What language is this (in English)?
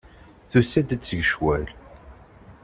Kabyle